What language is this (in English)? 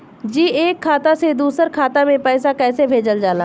Bhojpuri